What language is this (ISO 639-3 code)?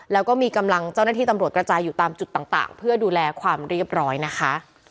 tha